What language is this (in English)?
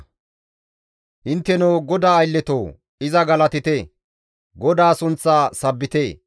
Gamo